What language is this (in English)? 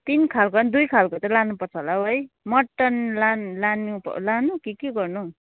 Nepali